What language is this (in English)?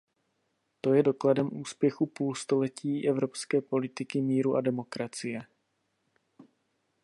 Czech